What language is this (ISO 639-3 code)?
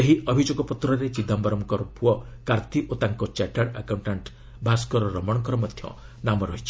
ori